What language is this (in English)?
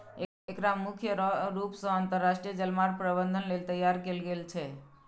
Maithili